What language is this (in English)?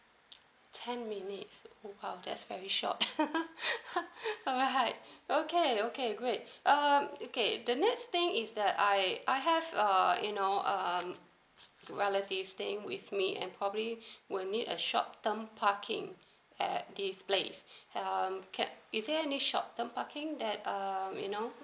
English